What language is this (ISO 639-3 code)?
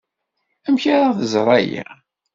kab